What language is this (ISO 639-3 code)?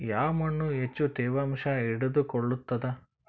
kan